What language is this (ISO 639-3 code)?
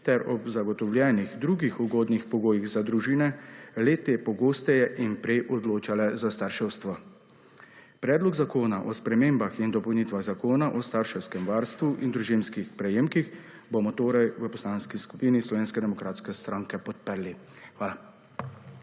slv